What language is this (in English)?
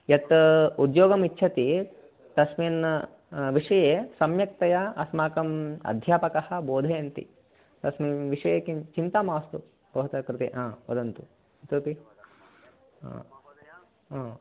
Sanskrit